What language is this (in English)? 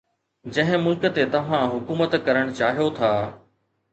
Sindhi